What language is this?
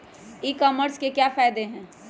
Magahi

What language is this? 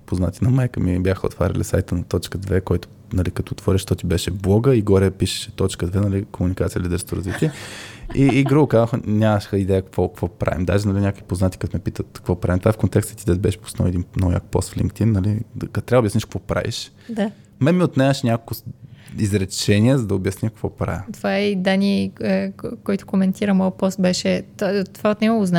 Bulgarian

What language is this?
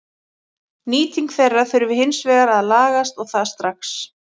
Icelandic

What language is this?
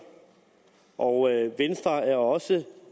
Danish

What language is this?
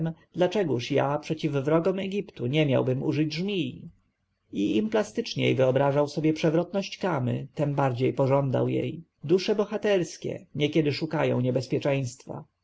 Polish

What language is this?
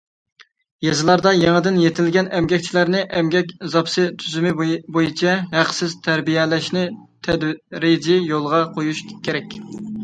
Uyghur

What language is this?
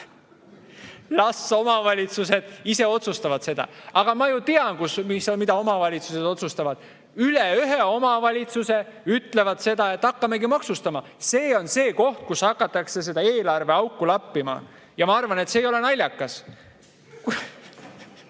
Estonian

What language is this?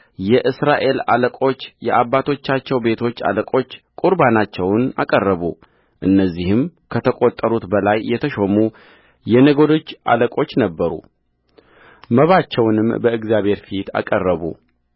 Amharic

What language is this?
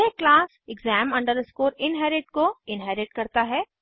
Hindi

